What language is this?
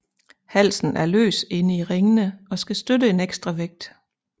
Danish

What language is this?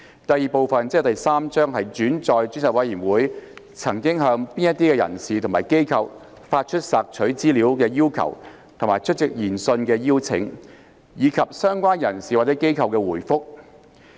Cantonese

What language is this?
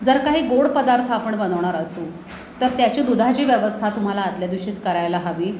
Marathi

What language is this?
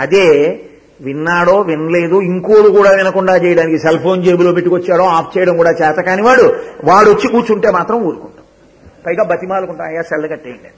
Telugu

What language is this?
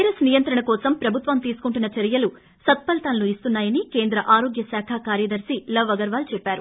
Telugu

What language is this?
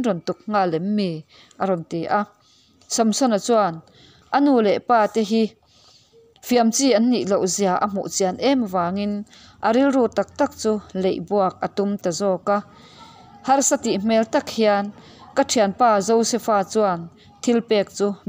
Vietnamese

